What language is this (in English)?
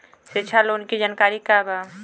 Bhojpuri